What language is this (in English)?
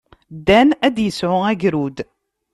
Kabyle